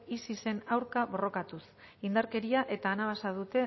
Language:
Basque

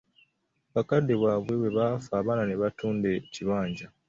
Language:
Ganda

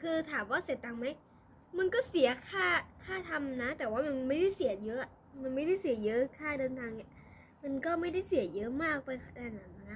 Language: Thai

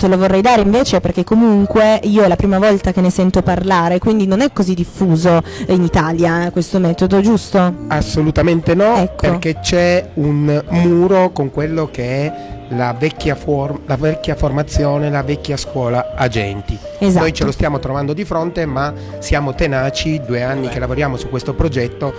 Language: Italian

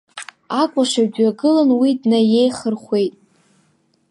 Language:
Abkhazian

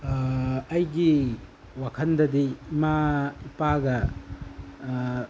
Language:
Manipuri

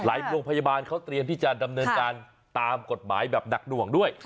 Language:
Thai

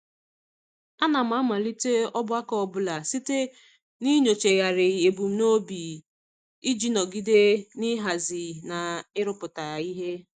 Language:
Igbo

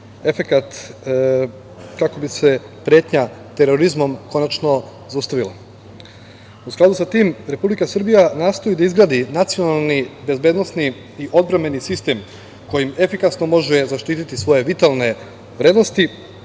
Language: Serbian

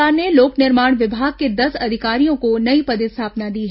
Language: Hindi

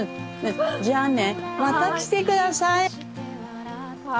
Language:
Japanese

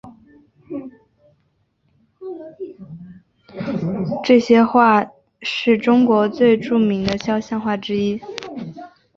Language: Chinese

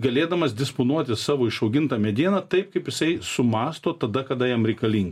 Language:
Lithuanian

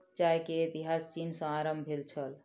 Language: Maithili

